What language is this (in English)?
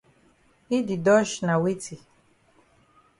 Cameroon Pidgin